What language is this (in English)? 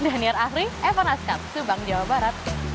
Indonesian